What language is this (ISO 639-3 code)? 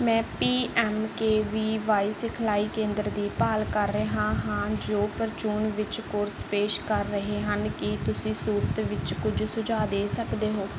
pan